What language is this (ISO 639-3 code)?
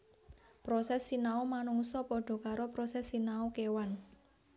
jav